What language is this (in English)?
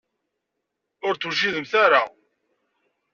Kabyle